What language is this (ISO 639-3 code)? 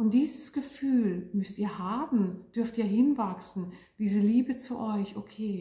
deu